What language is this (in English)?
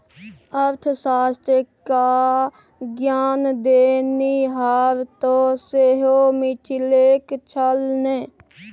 Maithili